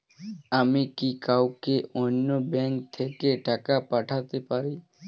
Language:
Bangla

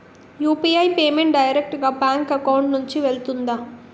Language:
Telugu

